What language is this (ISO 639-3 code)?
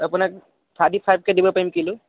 asm